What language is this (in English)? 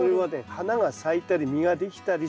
Japanese